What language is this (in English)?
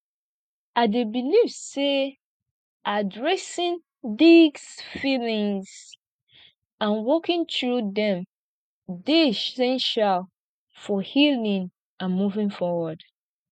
Nigerian Pidgin